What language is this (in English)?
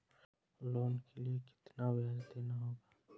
Hindi